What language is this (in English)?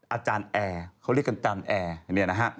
Thai